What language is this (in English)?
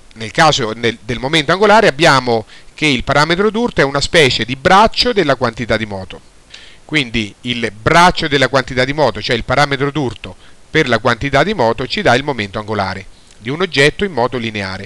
Italian